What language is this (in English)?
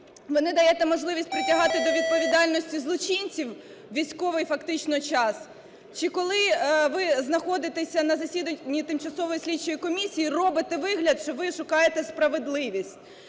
Ukrainian